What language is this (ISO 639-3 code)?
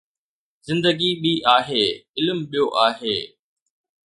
snd